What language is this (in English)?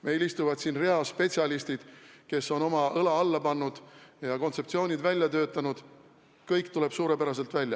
Estonian